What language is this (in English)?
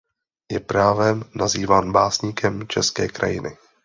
Czech